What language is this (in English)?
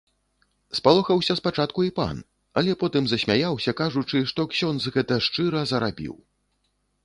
Belarusian